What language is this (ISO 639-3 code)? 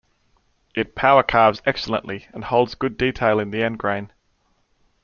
eng